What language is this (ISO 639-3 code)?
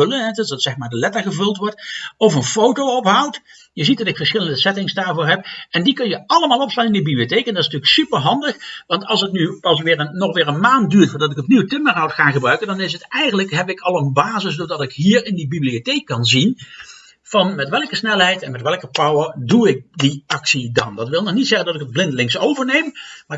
nld